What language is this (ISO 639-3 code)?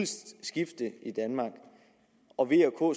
dan